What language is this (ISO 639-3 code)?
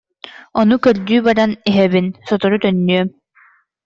sah